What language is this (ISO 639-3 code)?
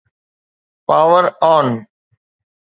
snd